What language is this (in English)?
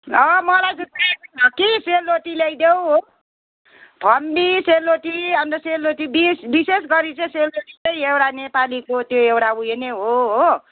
Nepali